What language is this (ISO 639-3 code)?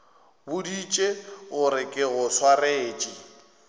nso